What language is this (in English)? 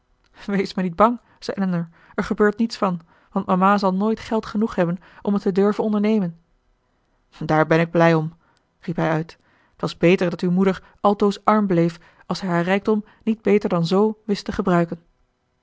Dutch